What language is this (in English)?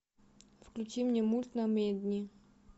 Russian